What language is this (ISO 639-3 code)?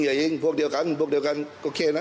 tha